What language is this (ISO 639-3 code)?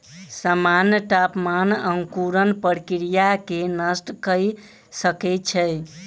mai